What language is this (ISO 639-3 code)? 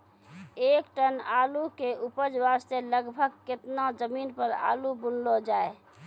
mai